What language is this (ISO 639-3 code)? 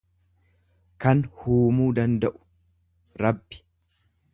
orm